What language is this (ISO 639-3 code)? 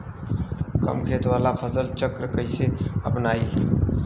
bho